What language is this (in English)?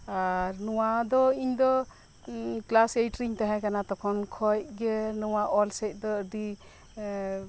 Santali